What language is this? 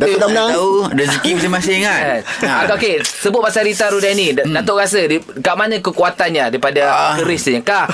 Malay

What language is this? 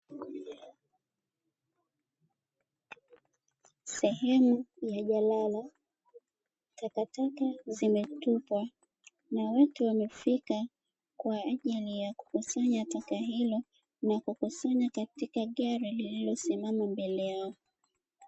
Swahili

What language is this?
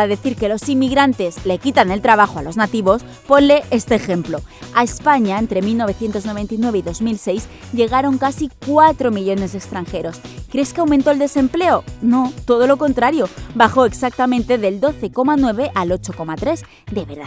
Spanish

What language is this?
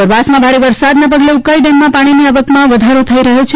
Gujarati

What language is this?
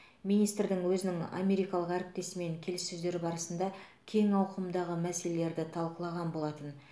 Kazakh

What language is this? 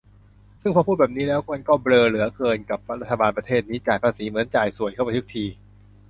Thai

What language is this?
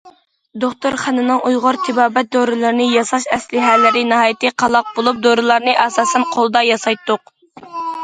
Uyghur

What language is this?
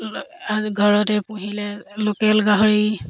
Assamese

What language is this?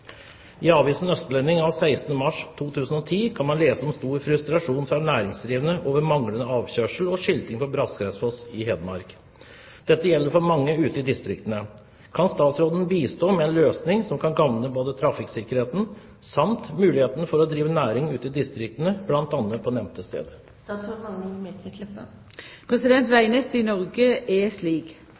Norwegian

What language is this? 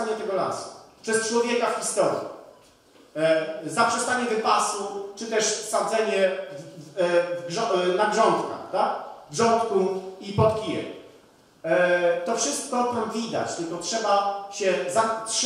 Polish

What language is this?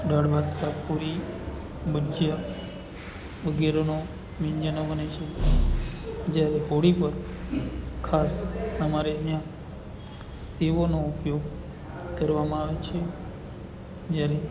Gujarati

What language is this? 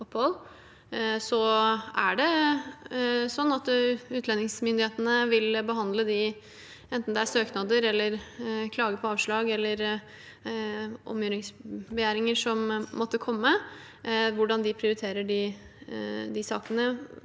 Norwegian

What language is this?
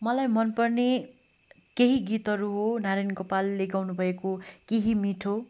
Nepali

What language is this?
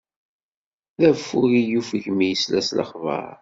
Kabyle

